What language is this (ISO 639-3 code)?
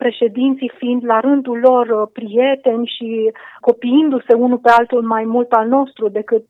ron